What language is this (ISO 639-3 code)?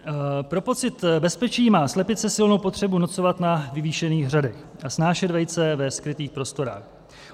ces